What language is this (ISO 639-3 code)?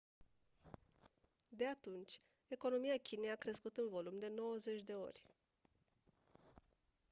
ron